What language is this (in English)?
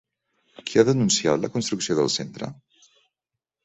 Catalan